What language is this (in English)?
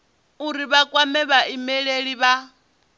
Venda